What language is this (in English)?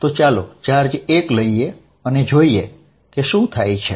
Gujarati